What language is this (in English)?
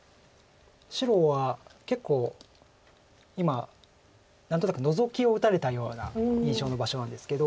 Japanese